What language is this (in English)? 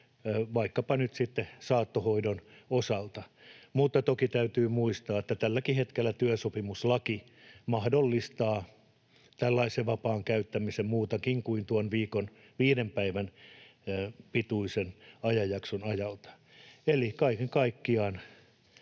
Finnish